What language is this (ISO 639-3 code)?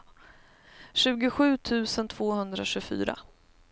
swe